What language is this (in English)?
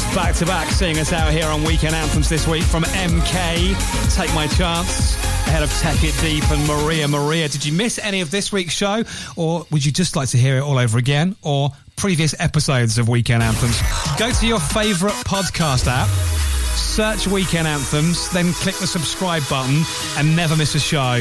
English